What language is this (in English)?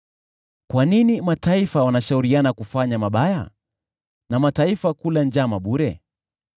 Swahili